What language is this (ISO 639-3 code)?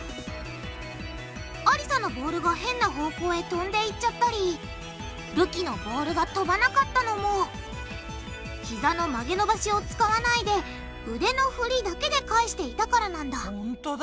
jpn